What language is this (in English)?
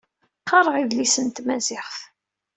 Kabyle